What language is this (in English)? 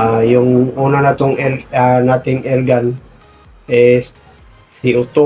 Filipino